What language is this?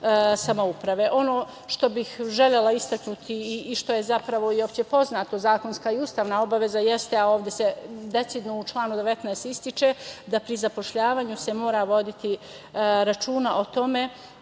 Serbian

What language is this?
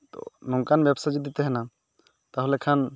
Santali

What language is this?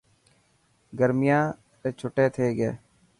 Dhatki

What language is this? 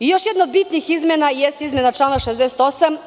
Serbian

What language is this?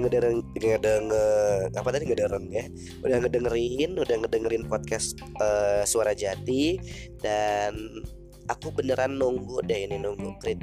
Indonesian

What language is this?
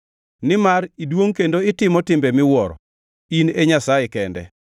Luo (Kenya and Tanzania)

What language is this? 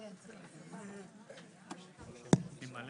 Hebrew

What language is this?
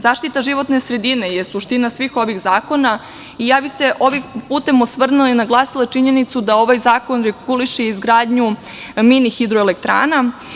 Serbian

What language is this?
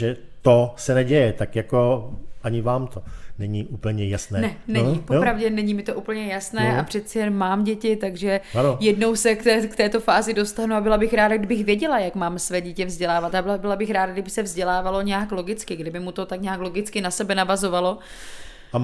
Czech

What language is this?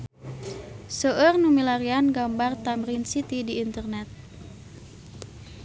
Sundanese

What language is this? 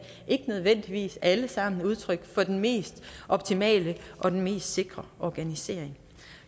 Danish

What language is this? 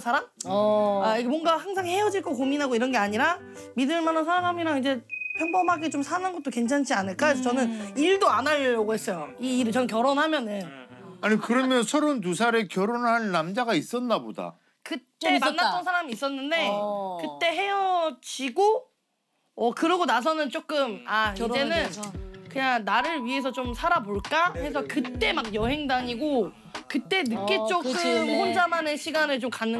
Korean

